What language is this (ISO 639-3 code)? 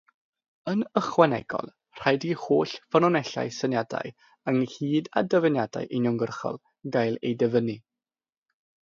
cym